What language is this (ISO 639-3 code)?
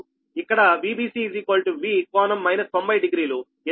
tel